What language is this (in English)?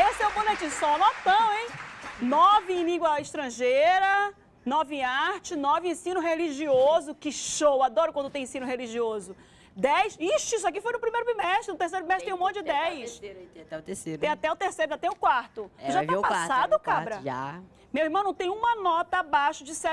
Portuguese